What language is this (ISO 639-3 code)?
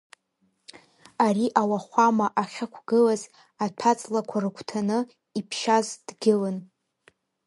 abk